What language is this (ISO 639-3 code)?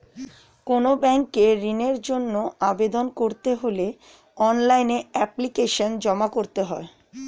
ben